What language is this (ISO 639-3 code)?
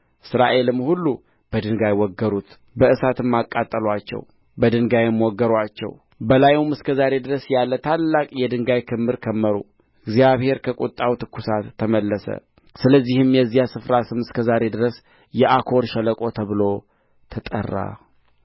amh